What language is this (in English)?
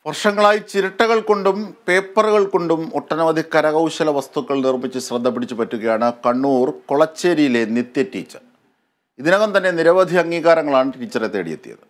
Malayalam